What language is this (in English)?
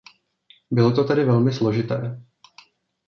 Czech